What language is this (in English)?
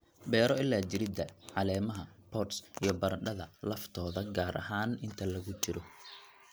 Somali